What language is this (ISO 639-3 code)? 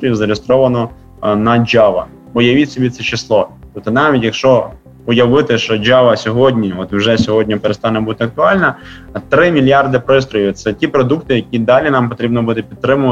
ukr